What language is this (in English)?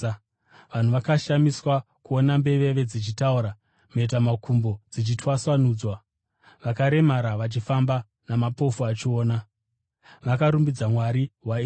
Shona